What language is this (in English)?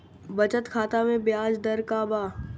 Bhojpuri